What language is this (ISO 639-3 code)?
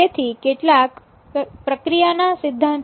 guj